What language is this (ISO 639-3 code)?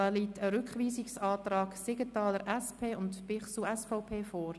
gsw